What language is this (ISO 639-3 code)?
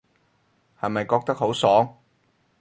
yue